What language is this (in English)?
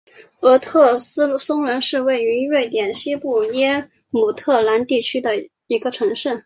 Chinese